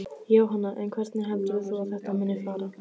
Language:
Icelandic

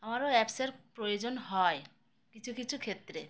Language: Bangla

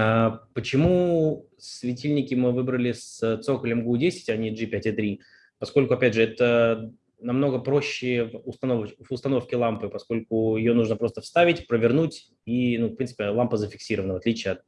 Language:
Russian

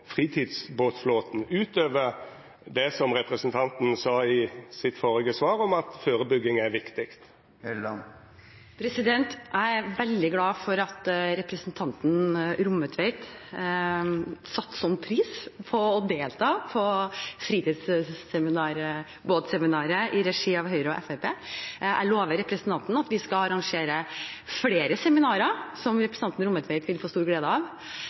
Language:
Norwegian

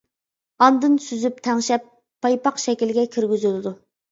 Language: Uyghur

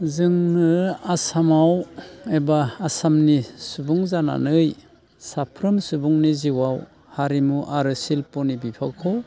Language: Bodo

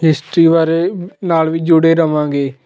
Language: Punjabi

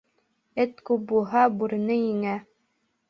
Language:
Bashkir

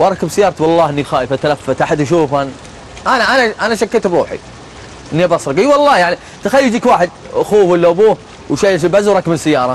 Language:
Arabic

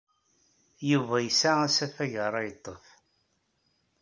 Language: Kabyle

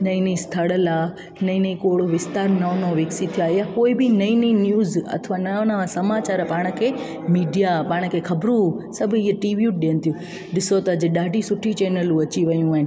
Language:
Sindhi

